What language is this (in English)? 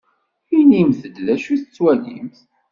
Kabyle